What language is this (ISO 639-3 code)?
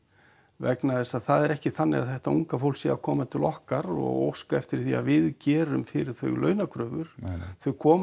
isl